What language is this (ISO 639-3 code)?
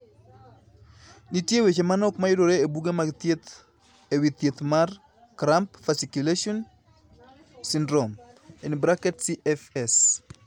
luo